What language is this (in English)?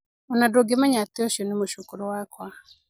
Kikuyu